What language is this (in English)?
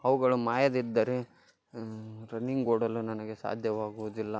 Kannada